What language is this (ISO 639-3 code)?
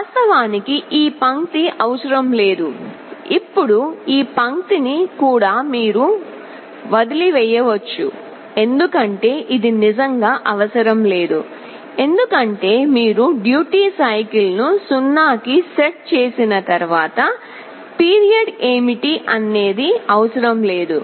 tel